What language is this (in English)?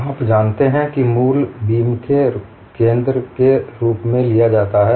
Hindi